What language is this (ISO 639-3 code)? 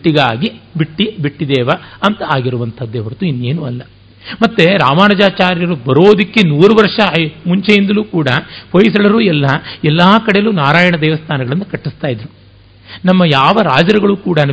kan